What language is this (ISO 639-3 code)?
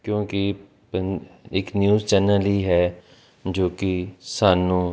pan